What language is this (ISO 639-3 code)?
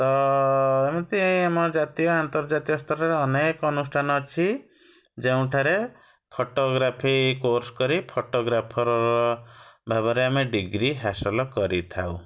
ori